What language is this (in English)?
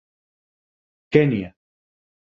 Catalan